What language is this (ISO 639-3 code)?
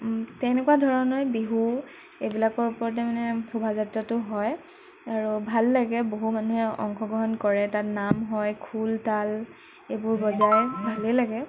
asm